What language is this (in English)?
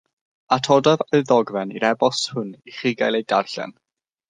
Welsh